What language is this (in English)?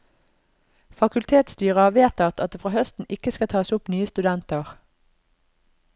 Norwegian